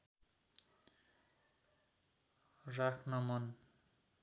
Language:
Nepali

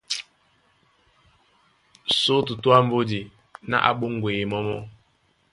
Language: Duala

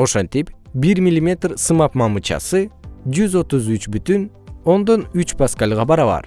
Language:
Kyrgyz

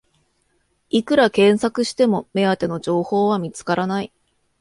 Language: Japanese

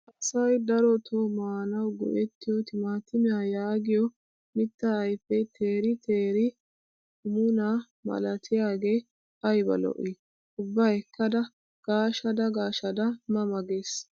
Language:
Wolaytta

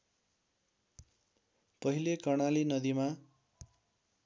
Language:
Nepali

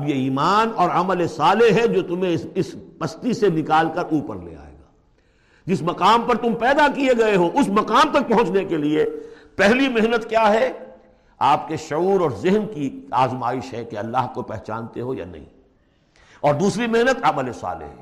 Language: Urdu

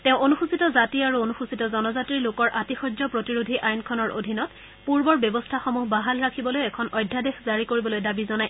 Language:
Assamese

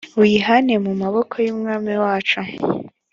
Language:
Kinyarwanda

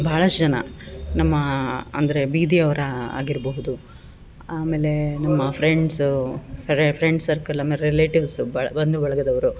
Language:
Kannada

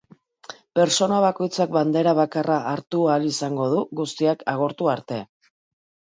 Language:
Basque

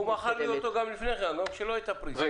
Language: Hebrew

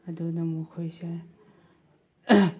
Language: Manipuri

